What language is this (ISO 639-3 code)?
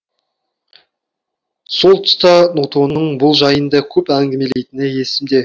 kaz